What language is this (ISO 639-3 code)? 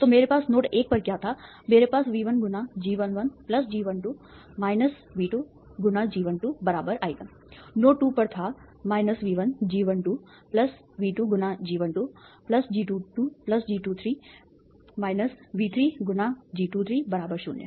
hin